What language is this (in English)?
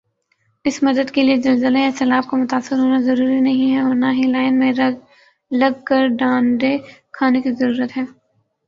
Urdu